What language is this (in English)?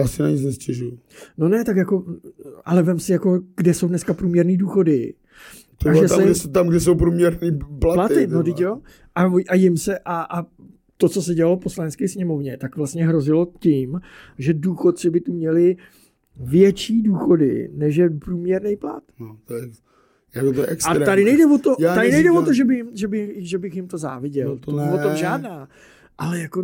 Czech